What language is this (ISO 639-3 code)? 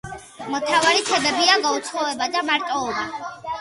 kat